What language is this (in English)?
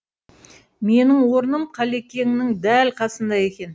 Kazakh